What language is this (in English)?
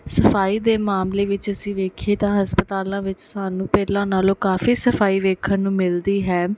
Punjabi